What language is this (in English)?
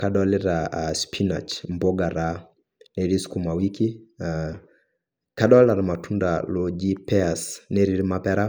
Masai